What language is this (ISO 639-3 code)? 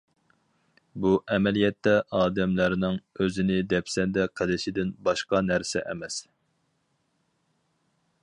uig